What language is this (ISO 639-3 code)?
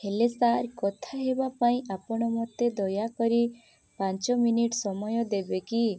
ori